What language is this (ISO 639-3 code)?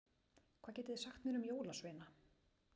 isl